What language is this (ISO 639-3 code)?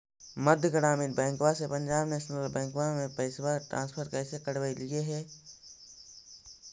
mag